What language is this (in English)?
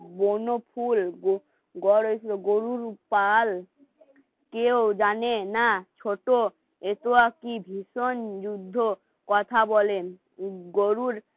Bangla